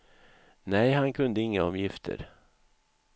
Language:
Swedish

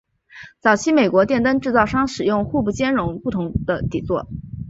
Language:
Chinese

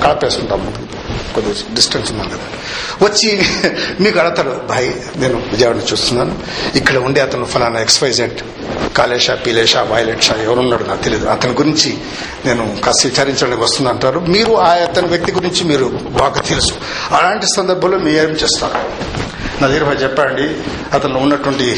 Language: Telugu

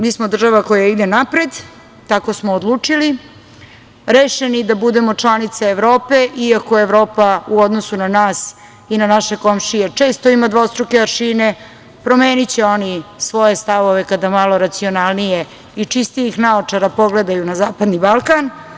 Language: Serbian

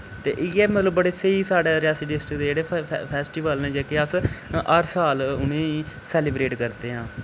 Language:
Dogri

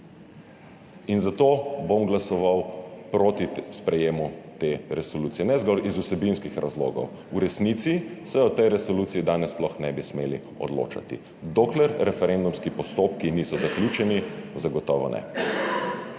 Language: Slovenian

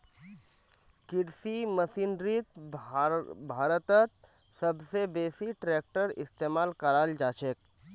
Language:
Magahi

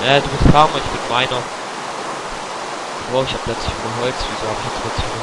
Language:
German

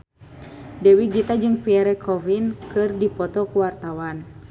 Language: Sundanese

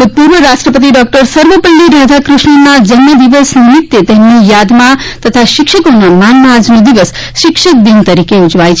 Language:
Gujarati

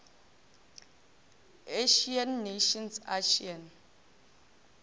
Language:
Northern Sotho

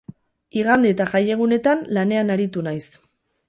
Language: Basque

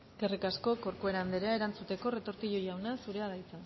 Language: Basque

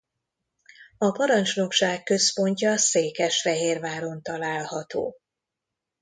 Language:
Hungarian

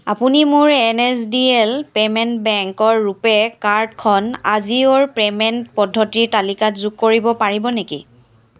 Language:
Assamese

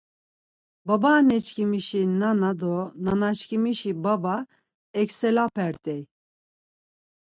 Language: Laz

